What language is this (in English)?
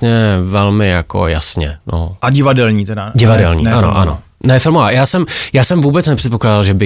Czech